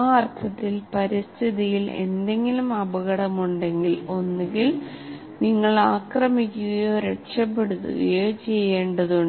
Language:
Malayalam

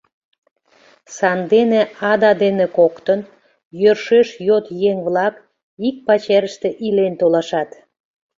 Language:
Mari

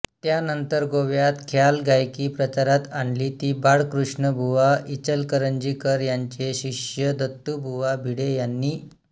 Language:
Marathi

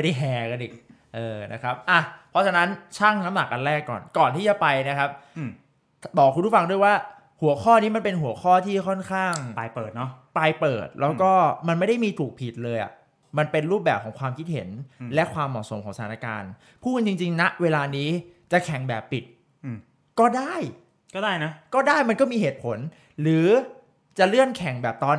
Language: Thai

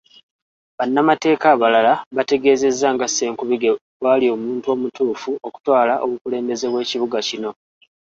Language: Ganda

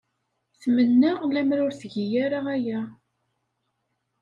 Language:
Kabyle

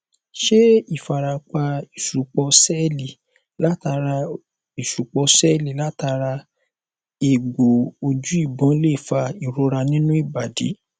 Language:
Yoruba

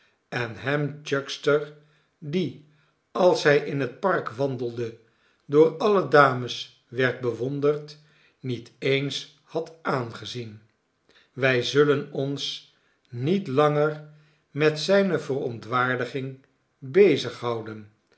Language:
Dutch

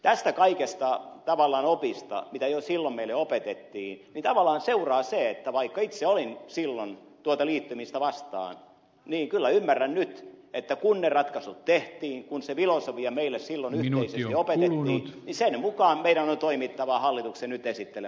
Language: Finnish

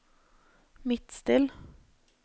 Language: Norwegian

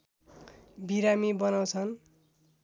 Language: Nepali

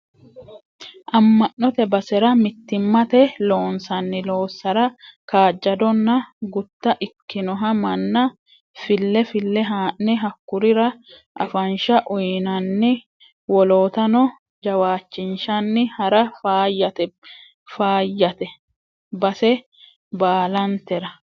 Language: Sidamo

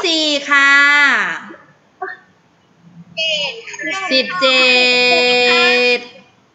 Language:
Thai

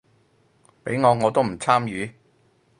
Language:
Cantonese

